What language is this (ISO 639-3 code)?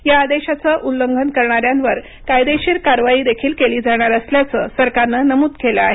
mar